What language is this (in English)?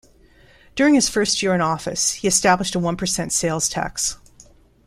English